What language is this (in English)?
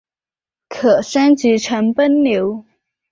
Chinese